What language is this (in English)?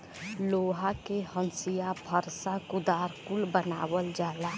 Bhojpuri